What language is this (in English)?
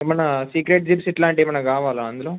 Telugu